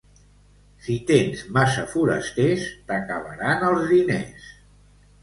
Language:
Catalan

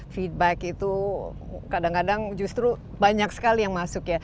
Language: Indonesian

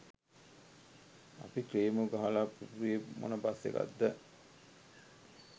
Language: Sinhala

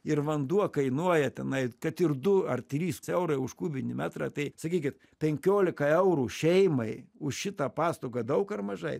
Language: Lithuanian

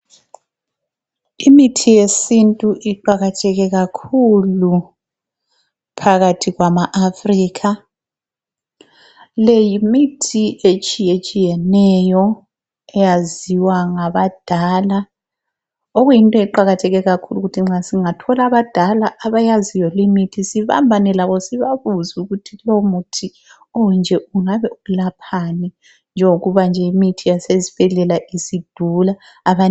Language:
North Ndebele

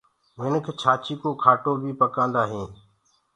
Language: Gurgula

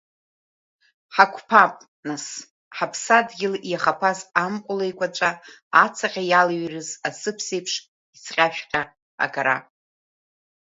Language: Abkhazian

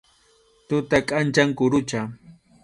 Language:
Arequipa-La Unión Quechua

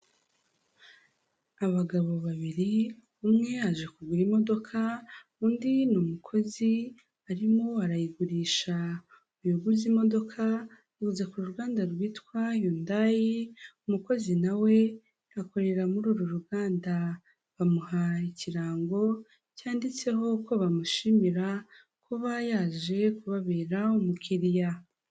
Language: Kinyarwanda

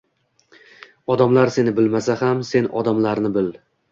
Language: Uzbek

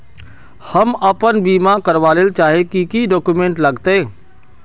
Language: Magahi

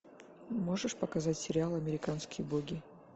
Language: Russian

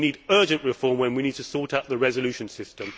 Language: English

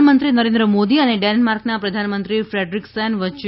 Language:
Gujarati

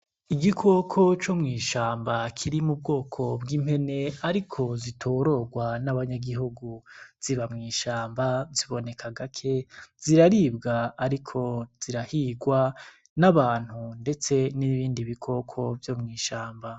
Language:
Rundi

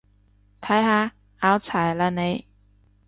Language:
Cantonese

